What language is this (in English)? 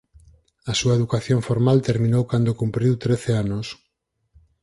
Galician